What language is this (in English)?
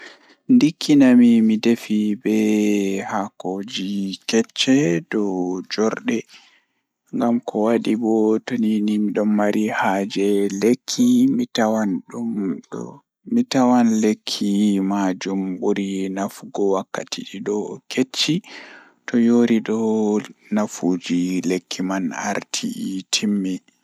Fula